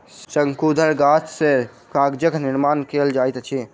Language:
Maithili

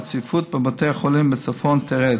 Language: Hebrew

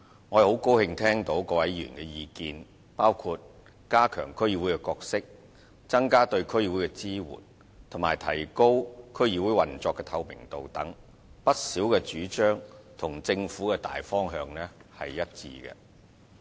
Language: Cantonese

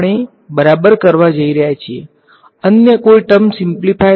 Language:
Gujarati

